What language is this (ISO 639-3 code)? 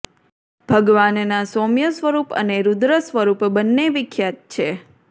guj